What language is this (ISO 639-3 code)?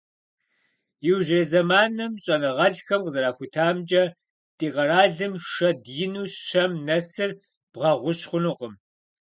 kbd